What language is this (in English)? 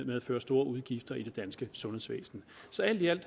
Danish